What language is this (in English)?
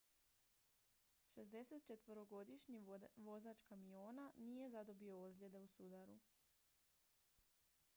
Croatian